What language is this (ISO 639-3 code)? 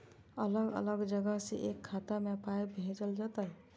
mai